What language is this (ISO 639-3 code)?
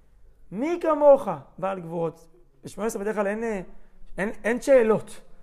heb